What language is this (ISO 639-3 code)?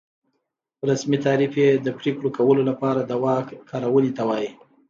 pus